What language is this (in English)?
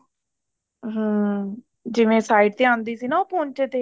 Punjabi